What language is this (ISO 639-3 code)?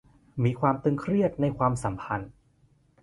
tha